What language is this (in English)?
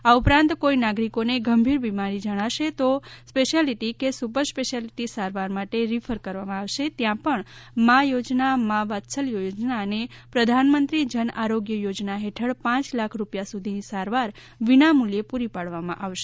Gujarati